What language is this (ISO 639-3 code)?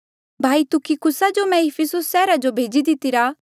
mjl